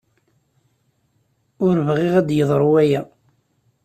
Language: Kabyle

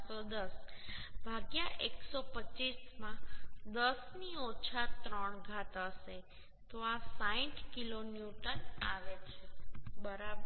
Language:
Gujarati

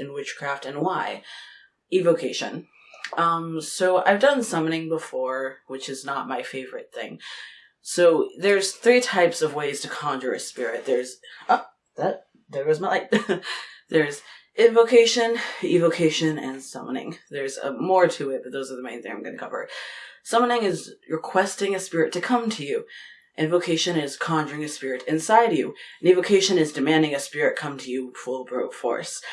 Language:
English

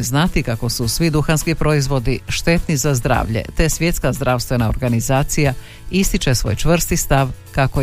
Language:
Croatian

